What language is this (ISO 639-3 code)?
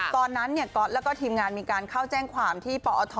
tha